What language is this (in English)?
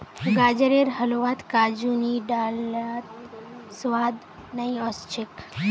Magahi